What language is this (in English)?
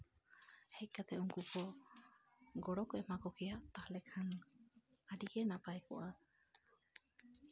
Santali